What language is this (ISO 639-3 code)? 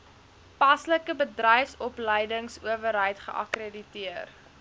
afr